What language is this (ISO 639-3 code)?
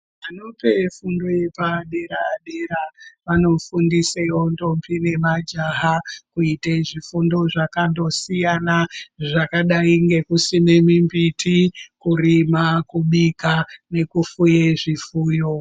ndc